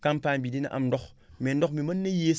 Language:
Wolof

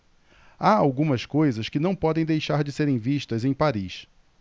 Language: Portuguese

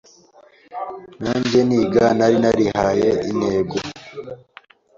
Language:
Kinyarwanda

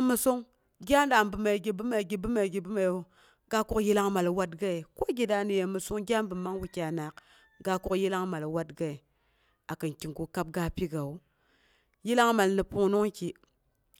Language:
Boghom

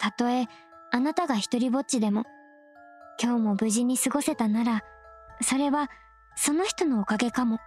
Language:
Japanese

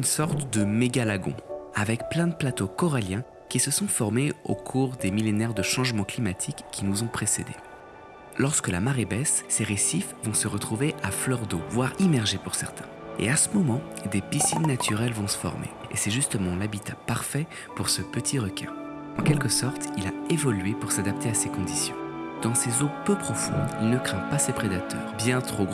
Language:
French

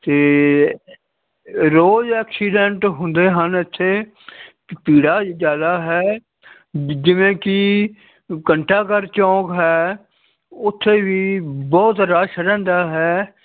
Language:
Punjabi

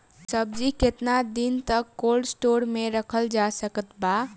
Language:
Bhojpuri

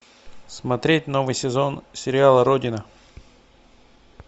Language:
Russian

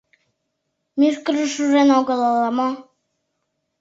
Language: Mari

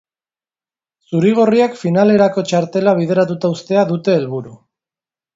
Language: Basque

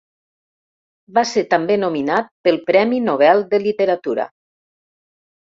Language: Catalan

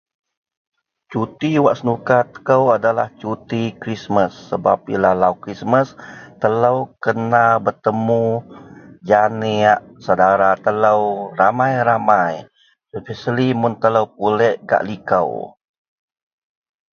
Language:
Central Melanau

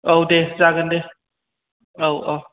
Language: Bodo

